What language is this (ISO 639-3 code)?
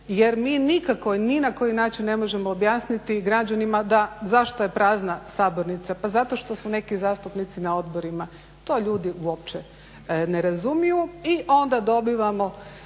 hrv